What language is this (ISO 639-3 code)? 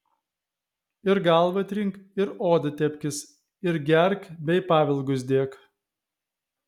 lit